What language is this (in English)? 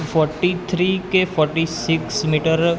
Gujarati